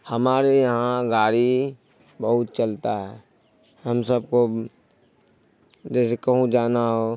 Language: Urdu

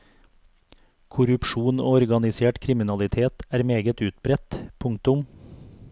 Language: Norwegian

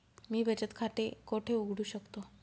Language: Marathi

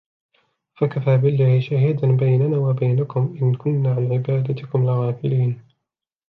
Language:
Arabic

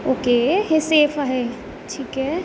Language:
Marathi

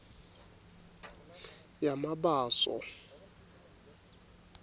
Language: Swati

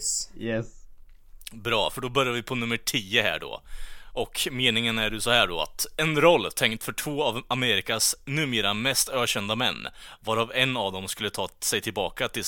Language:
Swedish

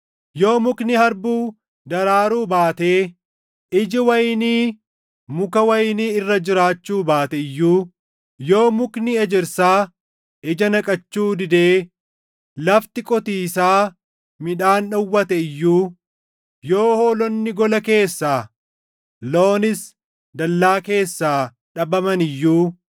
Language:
Oromo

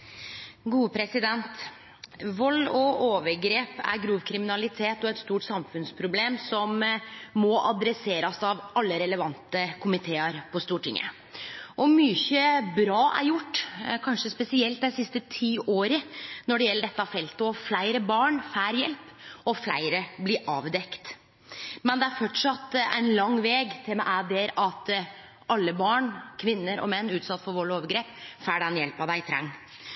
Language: Norwegian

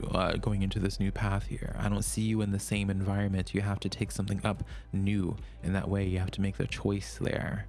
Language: English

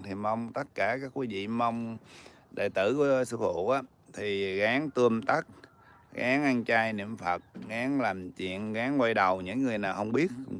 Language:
Vietnamese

